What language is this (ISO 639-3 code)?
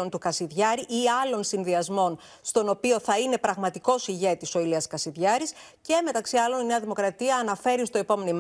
ell